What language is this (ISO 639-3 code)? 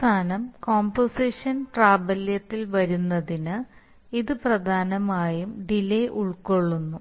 mal